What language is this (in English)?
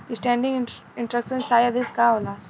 Bhojpuri